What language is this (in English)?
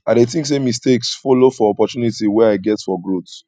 Nigerian Pidgin